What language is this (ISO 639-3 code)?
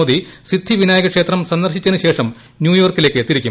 mal